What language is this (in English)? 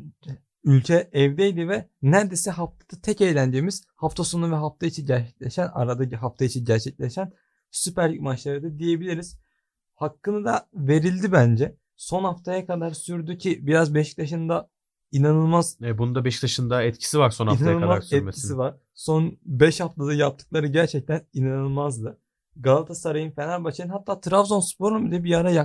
Turkish